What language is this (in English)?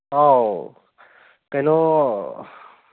Manipuri